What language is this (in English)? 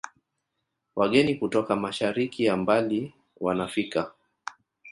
Swahili